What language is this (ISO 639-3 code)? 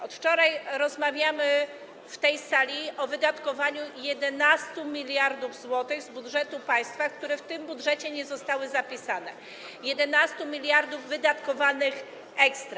pol